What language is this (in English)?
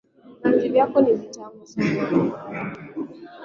Swahili